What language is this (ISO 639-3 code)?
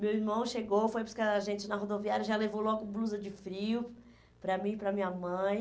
por